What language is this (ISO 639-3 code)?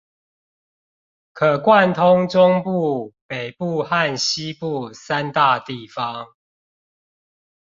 zho